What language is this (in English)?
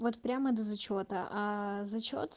Russian